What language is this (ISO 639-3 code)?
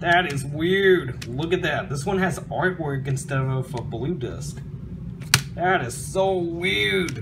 eng